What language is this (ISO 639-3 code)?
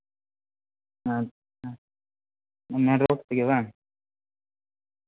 sat